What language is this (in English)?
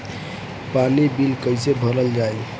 Bhojpuri